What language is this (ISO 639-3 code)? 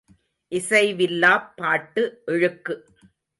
tam